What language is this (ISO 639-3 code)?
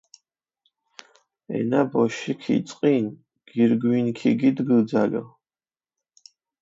xmf